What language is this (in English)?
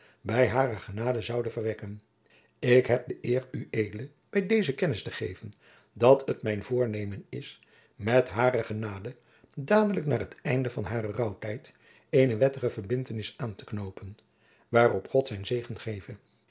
Dutch